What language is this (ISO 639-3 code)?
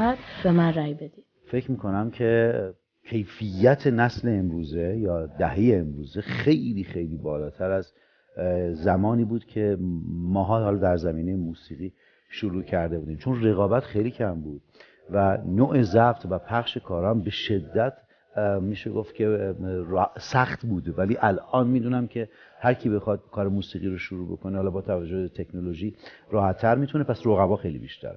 fas